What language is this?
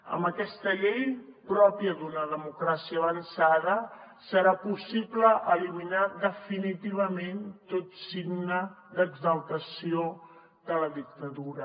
Catalan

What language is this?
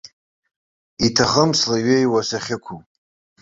Abkhazian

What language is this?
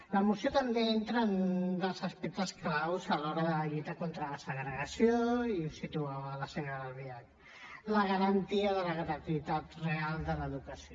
Catalan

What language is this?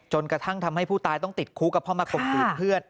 Thai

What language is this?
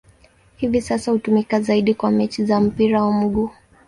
Swahili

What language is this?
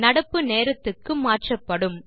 Tamil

